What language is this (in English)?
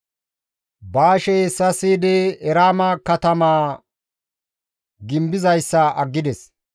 Gamo